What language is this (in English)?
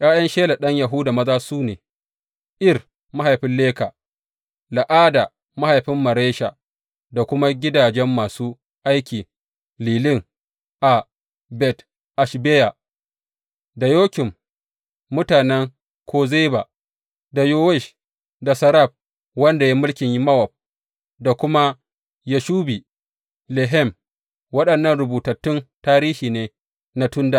Hausa